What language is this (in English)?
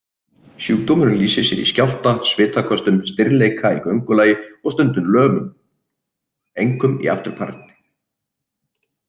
Icelandic